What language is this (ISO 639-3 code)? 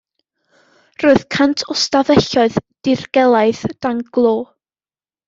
cym